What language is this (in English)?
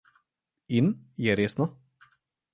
Slovenian